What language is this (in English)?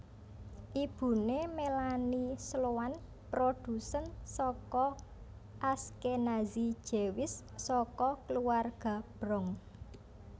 Javanese